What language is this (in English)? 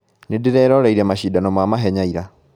Kikuyu